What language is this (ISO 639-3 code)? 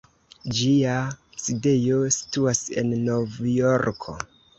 epo